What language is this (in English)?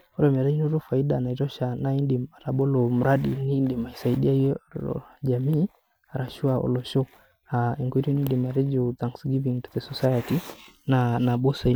Masai